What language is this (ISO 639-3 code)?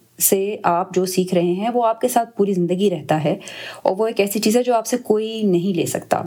urd